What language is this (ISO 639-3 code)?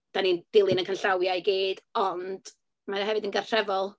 cym